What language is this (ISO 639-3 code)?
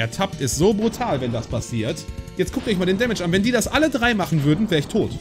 deu